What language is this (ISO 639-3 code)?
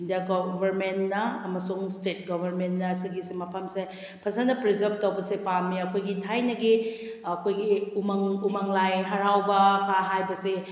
mni